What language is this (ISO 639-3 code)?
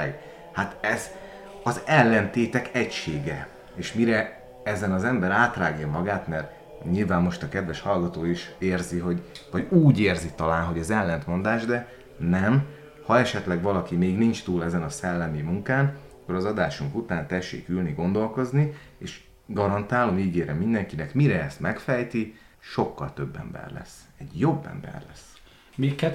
hun